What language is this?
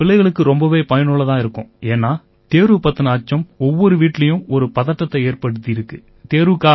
Tamil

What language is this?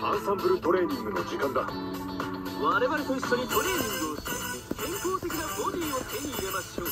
Japanese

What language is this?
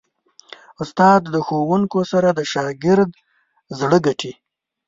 Pashto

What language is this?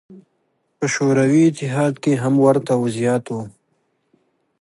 Pashto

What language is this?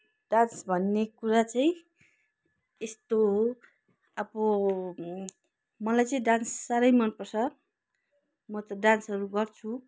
Nepali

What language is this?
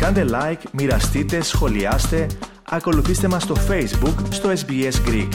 Greek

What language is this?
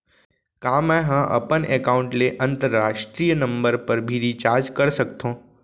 Chhattisgarhi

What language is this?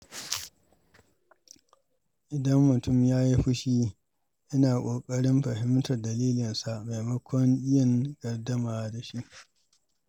Hausa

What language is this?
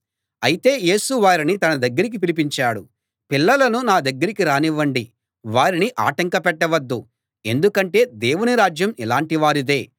Telugu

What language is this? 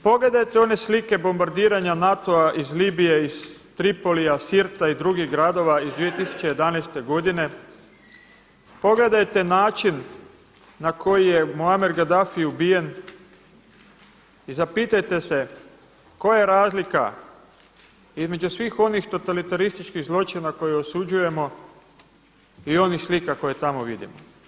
Croatian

